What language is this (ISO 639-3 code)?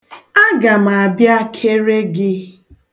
ibo